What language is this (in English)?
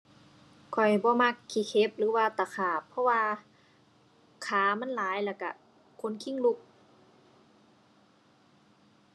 Thai